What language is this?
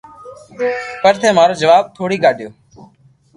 Loarki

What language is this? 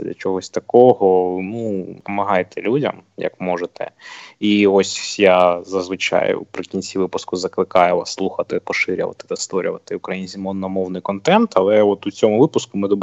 Ukrainian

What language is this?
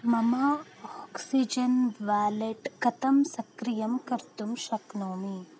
Sanskrit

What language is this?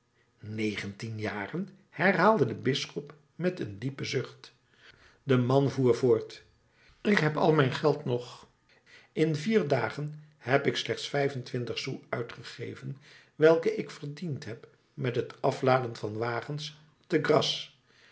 Dutch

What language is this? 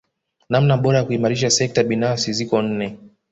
Swahili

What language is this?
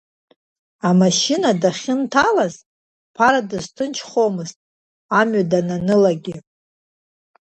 Abkhazian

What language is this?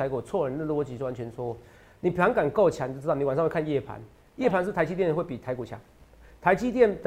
Chinese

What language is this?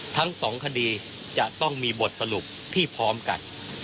Thai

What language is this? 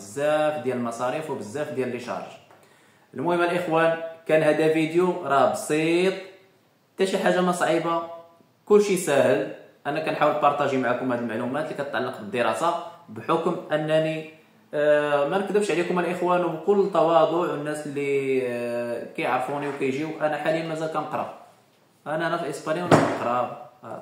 Arabic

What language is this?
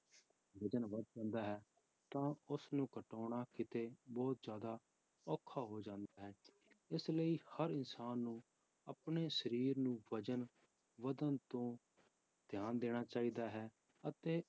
Punjabi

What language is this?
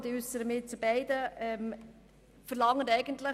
Swiss German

